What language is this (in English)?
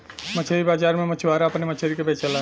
Bhojpuri